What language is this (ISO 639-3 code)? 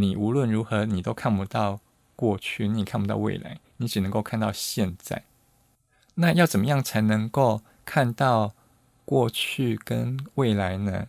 zho